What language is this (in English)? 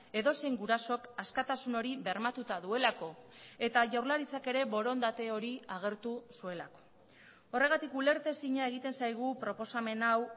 Basque